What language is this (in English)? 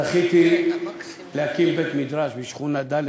Hebrew